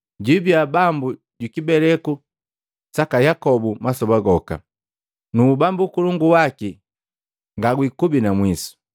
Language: Matengo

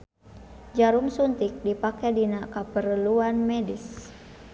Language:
Sundanese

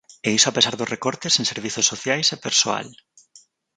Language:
Galician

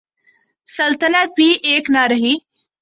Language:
Urdu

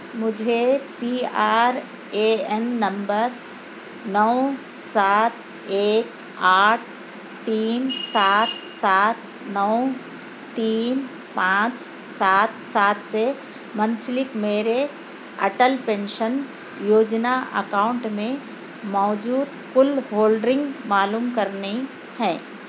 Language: Urdu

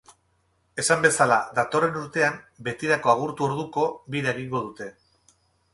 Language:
Basque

